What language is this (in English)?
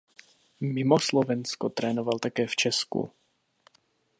Czech